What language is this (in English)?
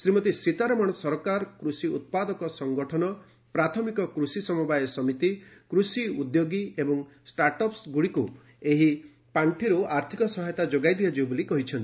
Odia